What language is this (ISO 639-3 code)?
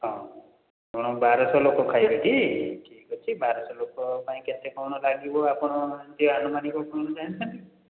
ori